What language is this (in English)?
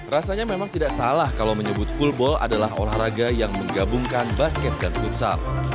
Indonesian